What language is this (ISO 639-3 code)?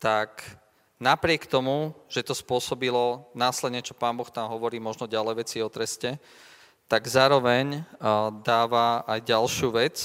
slk